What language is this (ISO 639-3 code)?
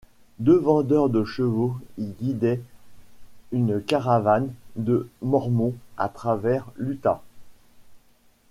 fra